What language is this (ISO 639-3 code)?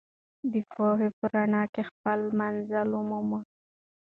pus